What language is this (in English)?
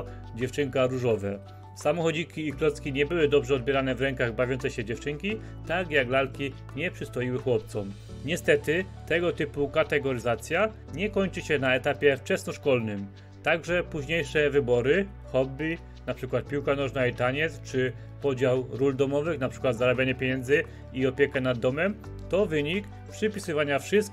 Polish